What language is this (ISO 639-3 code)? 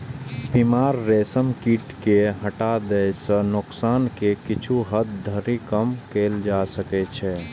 mai